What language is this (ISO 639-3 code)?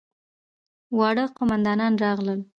pus